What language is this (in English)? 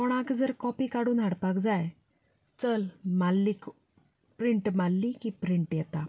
Konkani